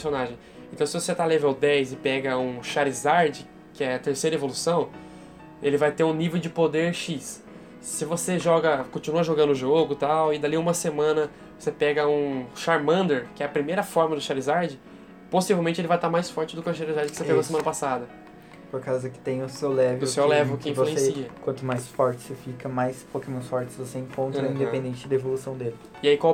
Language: Portuguese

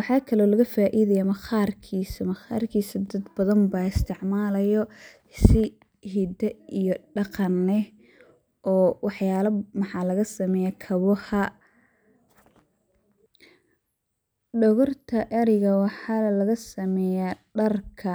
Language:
Somali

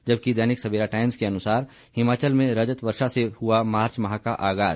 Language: Hindi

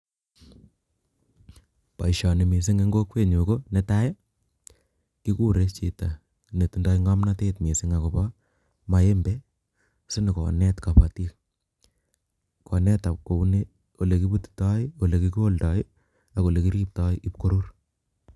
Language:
Kalenjin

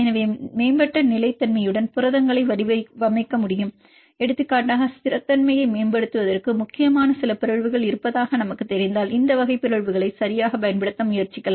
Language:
Tamil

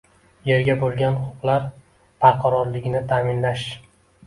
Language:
Uzbek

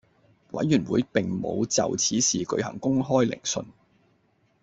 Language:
Cantonese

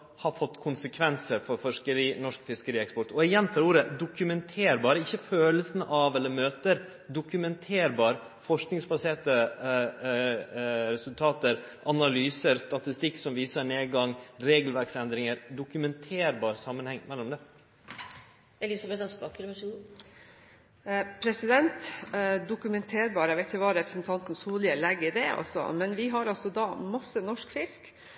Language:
Norwegian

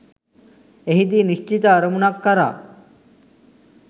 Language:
Sinhala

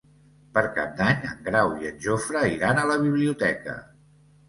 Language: Catalan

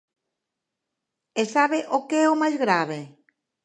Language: Galician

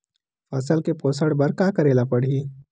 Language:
Chhattisgarhi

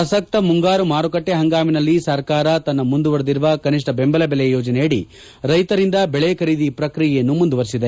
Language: Kannada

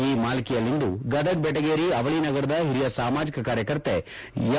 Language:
Kannada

